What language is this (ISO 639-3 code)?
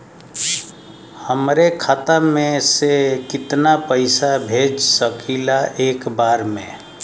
bho